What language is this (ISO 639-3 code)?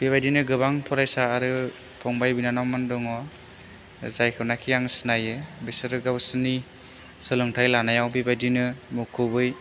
brx